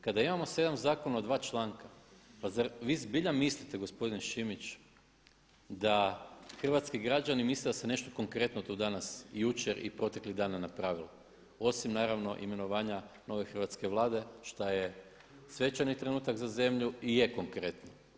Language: Croatian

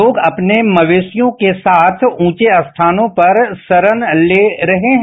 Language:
Hindi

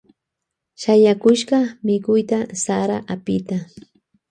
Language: Loja Highland Quichua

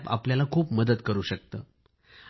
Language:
Marathi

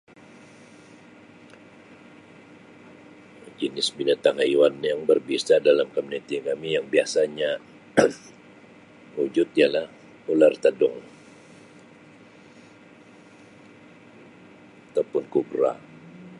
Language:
Sabah Malay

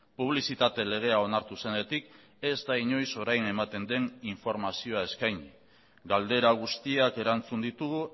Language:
Basque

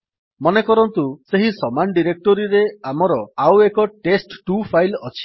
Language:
Odia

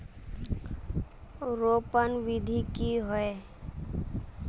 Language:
Magahi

